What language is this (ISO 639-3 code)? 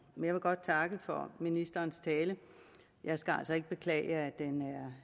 dan